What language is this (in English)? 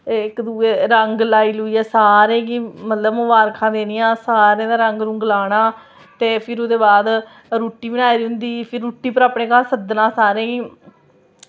Dogri